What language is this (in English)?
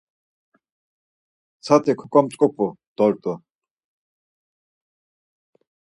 Laz